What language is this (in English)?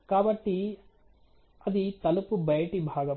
Telugu